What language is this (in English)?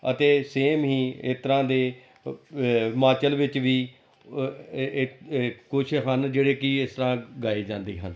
Punjabi